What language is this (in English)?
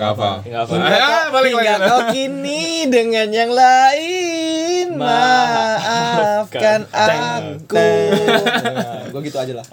Indonesian